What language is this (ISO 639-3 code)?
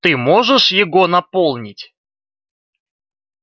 rus